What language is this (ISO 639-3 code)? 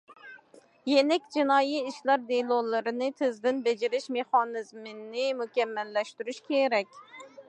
uig